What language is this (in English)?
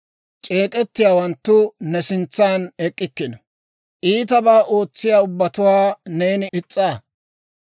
Dawro